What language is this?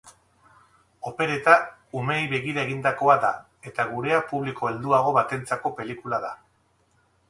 Basque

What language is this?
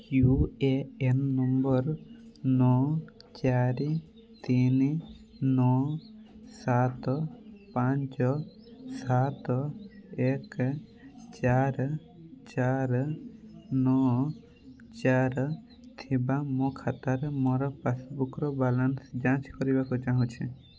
Odia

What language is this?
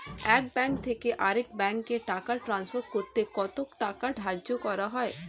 Bangla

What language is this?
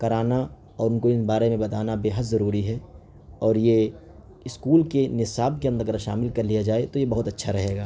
Urdu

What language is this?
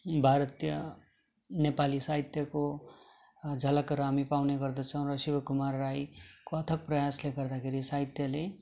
Nepali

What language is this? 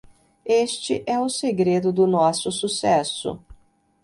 Portuguese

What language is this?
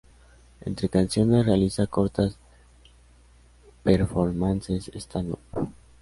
Spanish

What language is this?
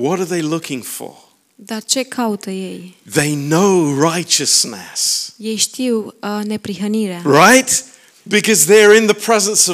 Romanian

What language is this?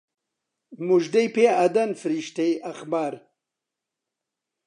Central Kurdish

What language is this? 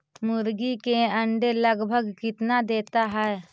Magahi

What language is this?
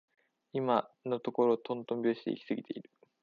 Japanese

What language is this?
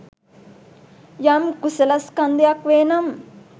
Sinhala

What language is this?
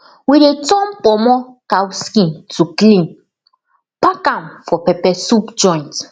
Nigerian Pidgin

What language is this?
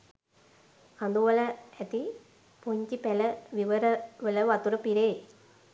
Sinhala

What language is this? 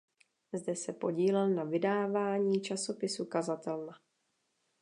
Czech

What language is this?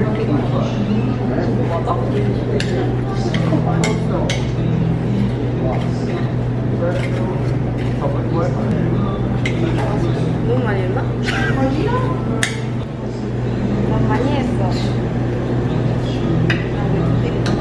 Korean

